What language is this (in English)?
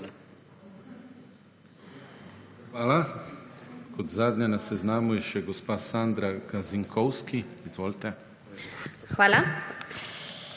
Slovenian